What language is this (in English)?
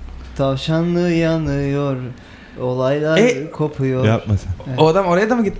Turkish